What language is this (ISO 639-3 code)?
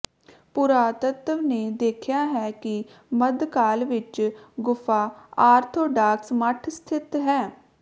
pan